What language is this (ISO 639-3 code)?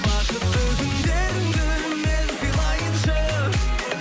kaz